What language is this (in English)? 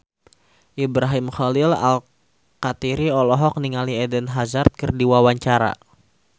Sundanese